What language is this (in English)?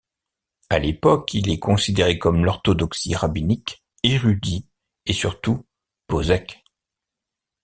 French